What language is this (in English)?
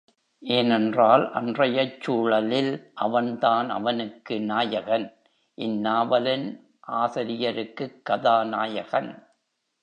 Tamil